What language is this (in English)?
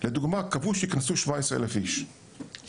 Hebrew